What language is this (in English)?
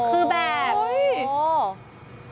Thai